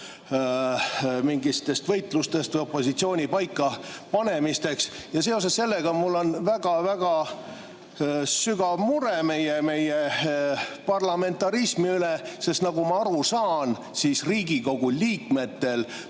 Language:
Estonian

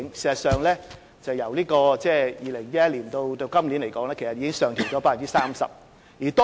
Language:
Cantonese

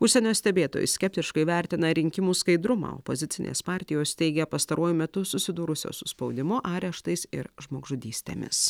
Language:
Lithuanian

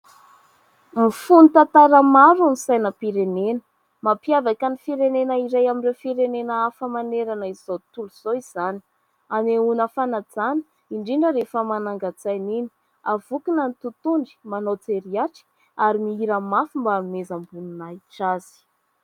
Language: Malagasy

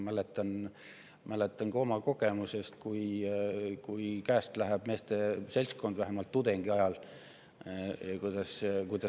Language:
Estonian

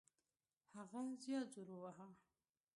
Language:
Pashto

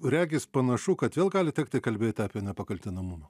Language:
Lithuanian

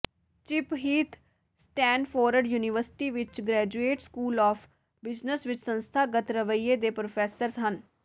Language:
Punjabi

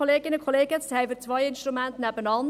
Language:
Swiss German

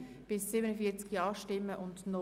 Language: Swiss German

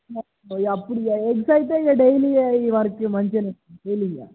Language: Telugu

